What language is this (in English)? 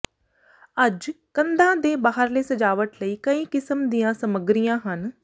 Punjabi